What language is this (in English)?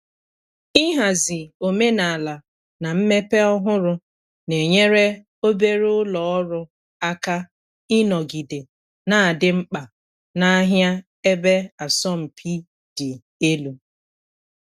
Igbo